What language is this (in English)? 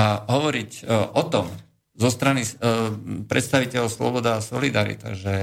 Slovak